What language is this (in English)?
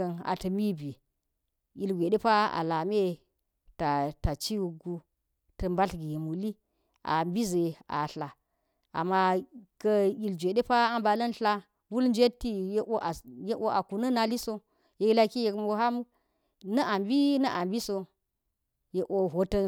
Geji